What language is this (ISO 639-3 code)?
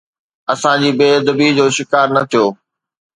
snd